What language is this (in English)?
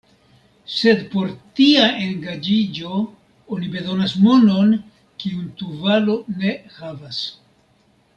Esperanto